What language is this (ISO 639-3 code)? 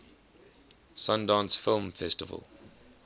eng